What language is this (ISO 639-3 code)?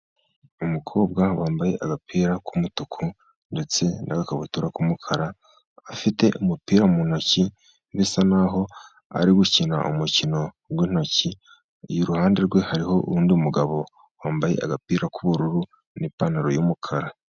kin